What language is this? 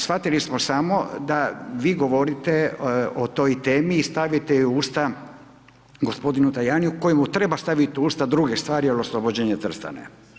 Croatian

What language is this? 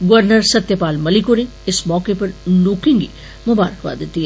Dogri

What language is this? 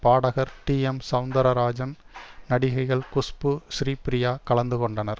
Tamil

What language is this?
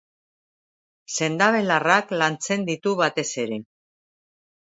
Basque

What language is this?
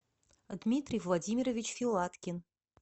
Russian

